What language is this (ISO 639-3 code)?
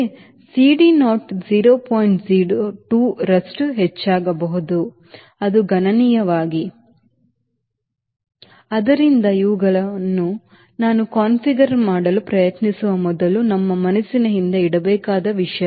kan